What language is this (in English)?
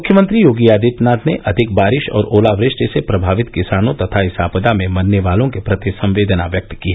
Hindi